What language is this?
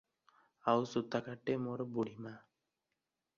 Odia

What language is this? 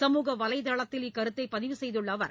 Tamil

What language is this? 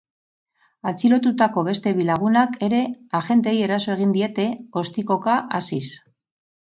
Basque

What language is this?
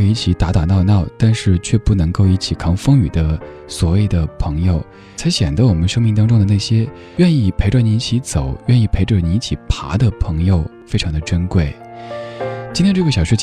Chinese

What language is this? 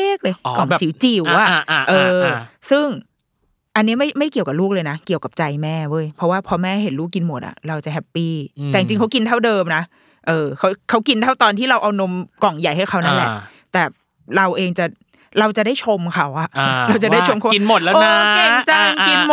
Thai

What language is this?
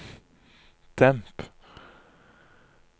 Norwegian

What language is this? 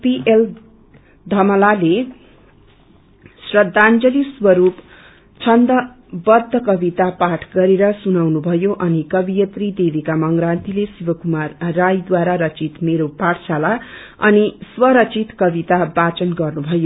Nepali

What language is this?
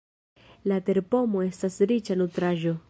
Esperanto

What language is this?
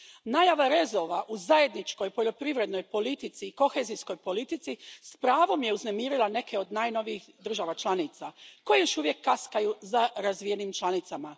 Croatian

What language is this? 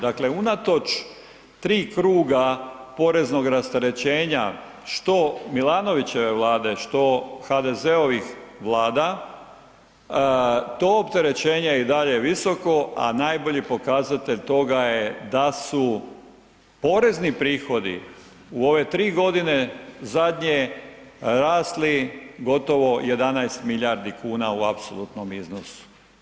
Croatian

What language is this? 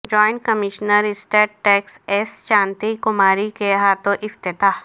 Urdu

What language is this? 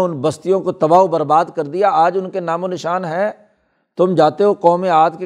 Urdu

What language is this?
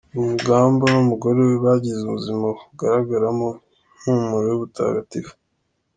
Kinyarwanda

